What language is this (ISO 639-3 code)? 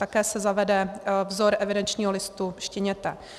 ces